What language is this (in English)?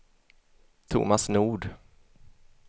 Swedish